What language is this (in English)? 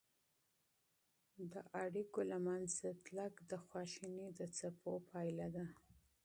Pashto